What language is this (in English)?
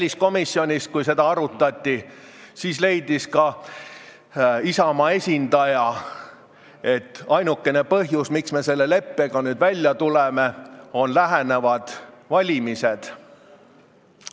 Estonian